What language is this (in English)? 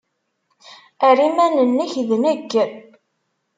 Kabyle